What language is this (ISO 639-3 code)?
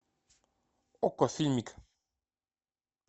rus